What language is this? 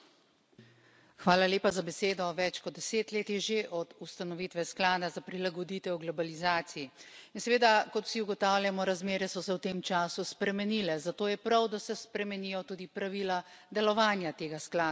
Slovenian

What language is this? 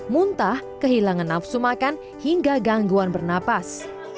Indonesian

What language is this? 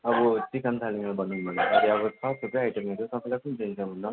Nepali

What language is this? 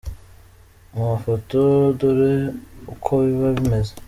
Kinyarwanda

